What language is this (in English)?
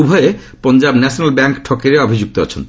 Odia